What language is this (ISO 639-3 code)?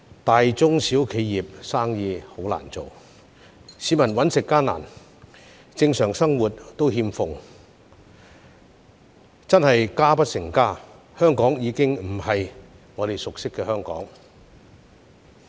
yue